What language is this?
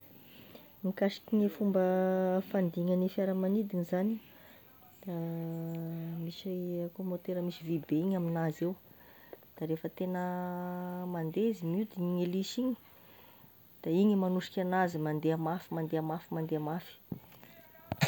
Tesaka Malagasy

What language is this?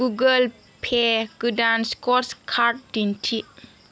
Bodo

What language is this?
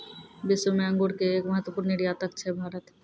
Maithili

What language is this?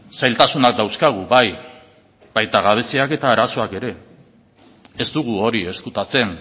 Basque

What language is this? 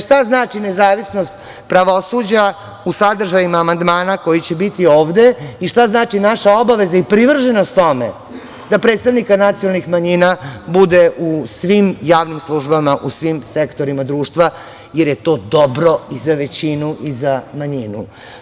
Serbian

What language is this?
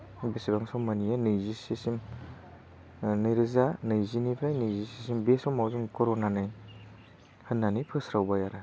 Bodo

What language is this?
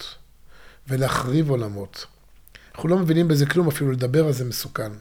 Hebrew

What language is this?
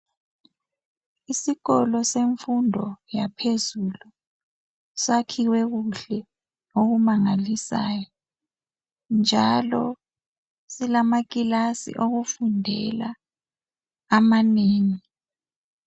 North Ndebele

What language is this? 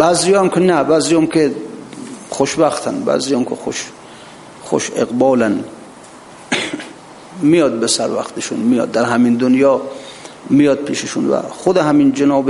Persian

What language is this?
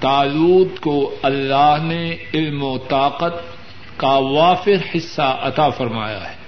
Urdu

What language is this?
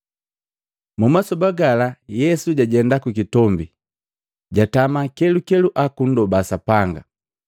Matengo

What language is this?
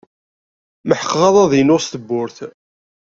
Kabyle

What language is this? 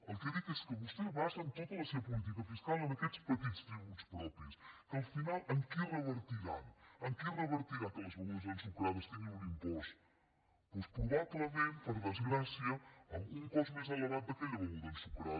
Catalan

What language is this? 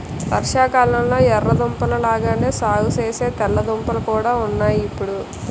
Telugu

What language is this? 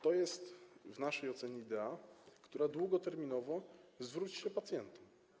Polish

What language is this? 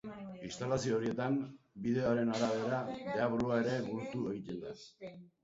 Basque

